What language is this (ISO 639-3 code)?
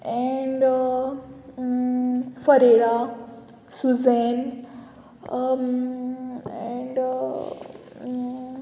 kok